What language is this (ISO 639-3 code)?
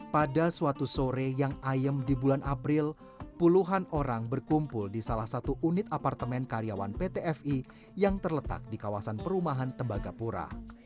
ind